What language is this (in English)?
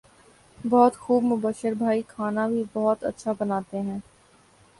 Urdu